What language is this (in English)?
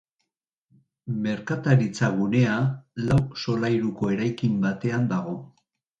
Basque